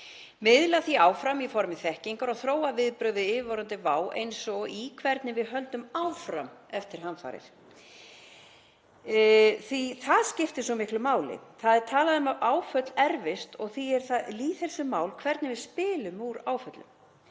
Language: Icelandic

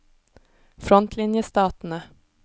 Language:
Norwegian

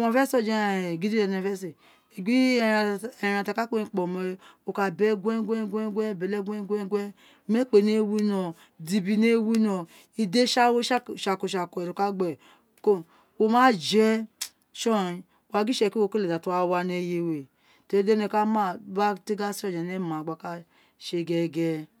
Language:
Isekiri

